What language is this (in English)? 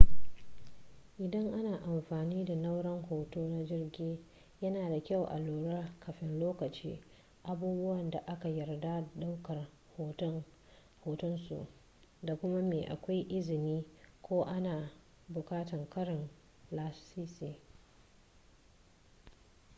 Hausa